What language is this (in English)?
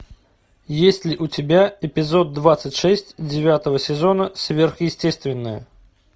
Russian